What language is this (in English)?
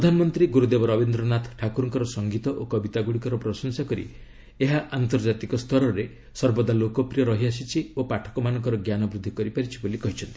Odia